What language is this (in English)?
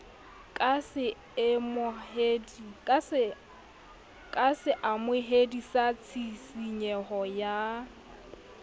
Southern Sotho